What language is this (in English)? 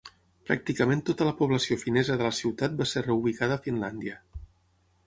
Catalan